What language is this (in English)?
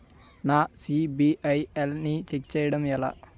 Telugu